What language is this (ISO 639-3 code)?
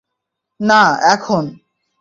ben